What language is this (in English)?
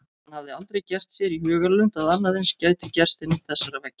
Icelandic